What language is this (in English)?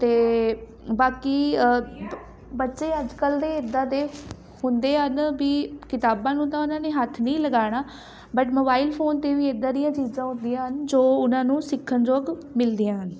Punjabi